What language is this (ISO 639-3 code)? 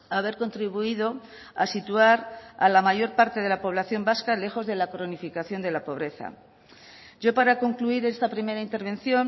spa